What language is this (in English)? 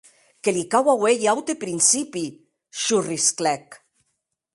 Occitan